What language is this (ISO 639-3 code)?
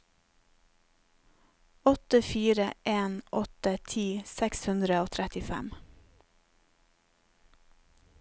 nor